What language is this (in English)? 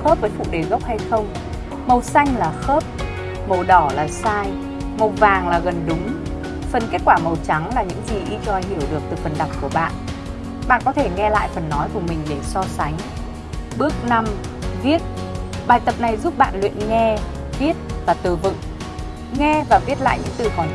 Vietnamese